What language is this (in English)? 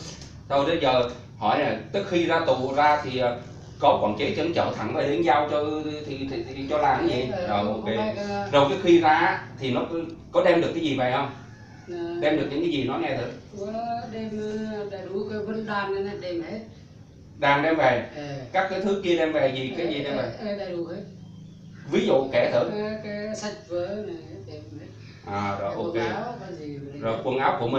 Vietnamese